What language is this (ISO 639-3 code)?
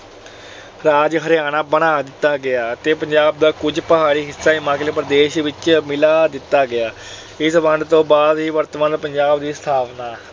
pan